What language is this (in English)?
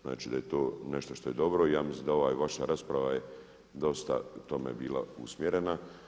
Croatian